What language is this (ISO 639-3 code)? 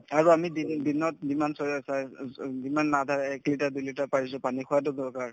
asm